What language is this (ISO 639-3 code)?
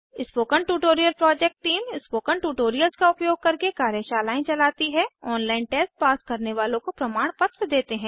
hin